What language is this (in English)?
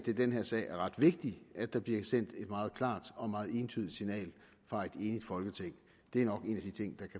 Danish